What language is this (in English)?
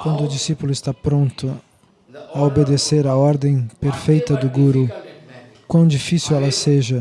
Portuguese